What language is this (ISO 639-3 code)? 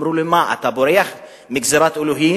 heb